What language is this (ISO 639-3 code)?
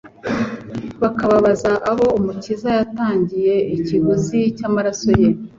kin